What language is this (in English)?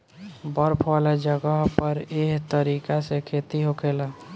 Bhojpuri